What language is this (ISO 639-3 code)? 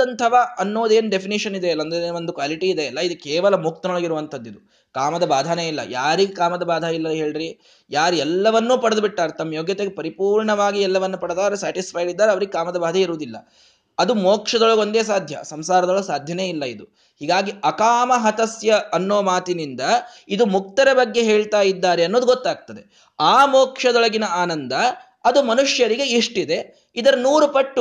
kan